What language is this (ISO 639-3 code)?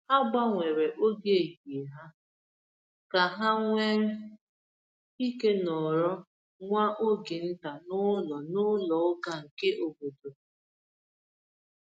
ibo